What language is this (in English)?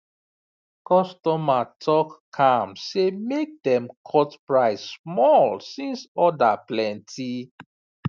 Nigerian Pidgin